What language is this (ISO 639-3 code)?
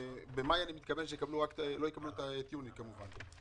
heb